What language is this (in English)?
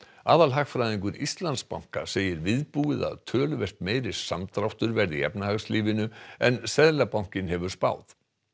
Icelandic